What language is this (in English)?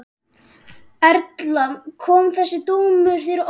Icelandic